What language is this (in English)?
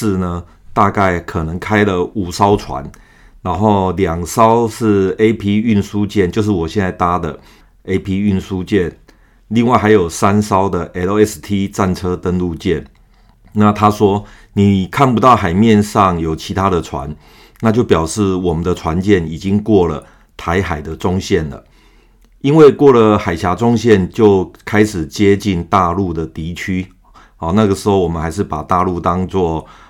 Chinese